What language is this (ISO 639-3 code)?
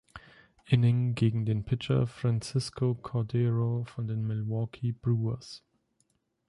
deu